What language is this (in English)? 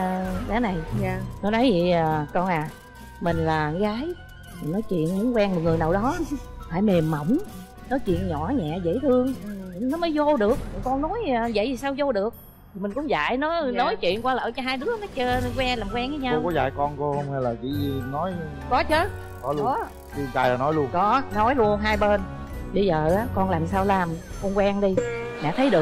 Vietnamese